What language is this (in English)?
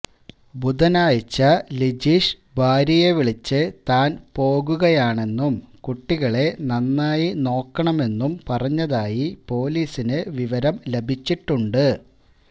Malayalam